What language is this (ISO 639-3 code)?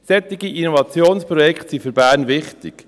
gsw